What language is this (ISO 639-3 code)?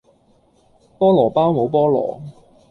yue